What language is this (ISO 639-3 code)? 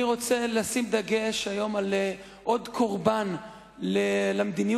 heb